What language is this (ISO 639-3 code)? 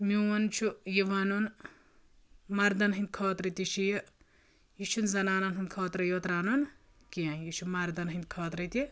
kas